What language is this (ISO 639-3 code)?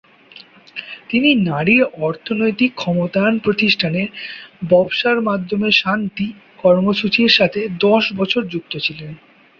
ben